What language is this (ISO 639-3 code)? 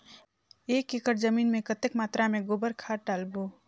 hne